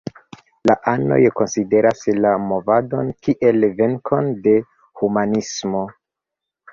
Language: Esperanto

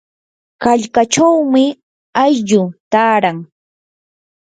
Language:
Yanahuanca Pasco Quechua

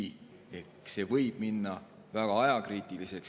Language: Estonian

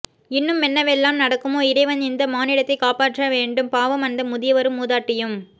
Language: Tamil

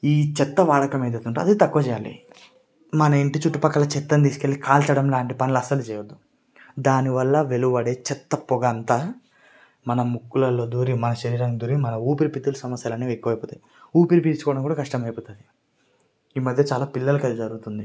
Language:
Telugu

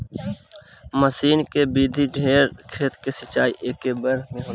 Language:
Bhojpuri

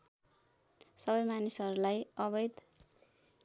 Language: Nepali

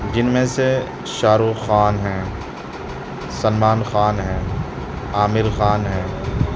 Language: Urdu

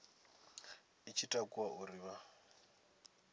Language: Venda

